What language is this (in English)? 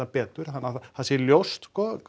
Icelandic